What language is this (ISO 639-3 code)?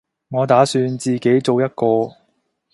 yue